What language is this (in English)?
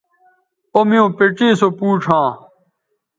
Bateri